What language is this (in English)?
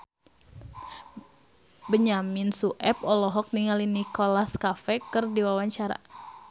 Sundanese